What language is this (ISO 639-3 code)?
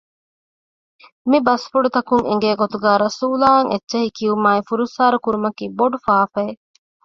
div